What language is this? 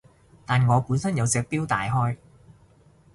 Cantonese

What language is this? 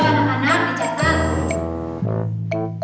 Indonesian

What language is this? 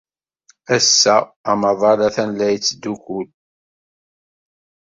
Kabyle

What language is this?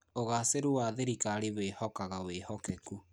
Kikuyu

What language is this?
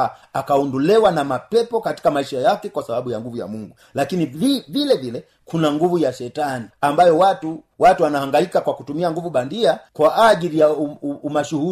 Swahili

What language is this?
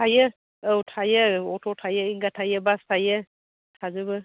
Bodo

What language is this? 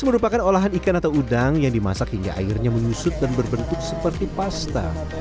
Indonesian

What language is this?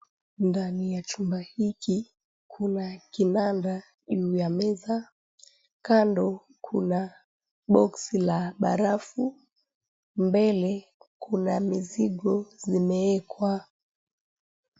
Swahili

